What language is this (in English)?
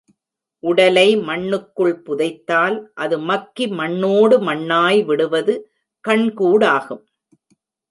Tamil